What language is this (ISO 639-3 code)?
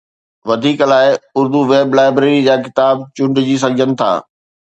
snd